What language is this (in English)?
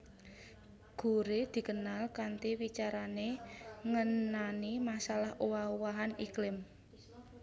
Javanese